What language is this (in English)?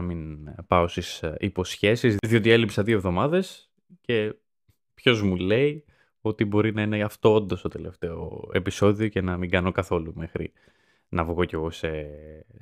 Greek